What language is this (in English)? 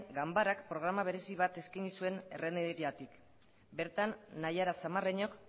Basque